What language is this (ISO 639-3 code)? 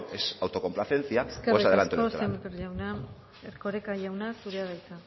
eus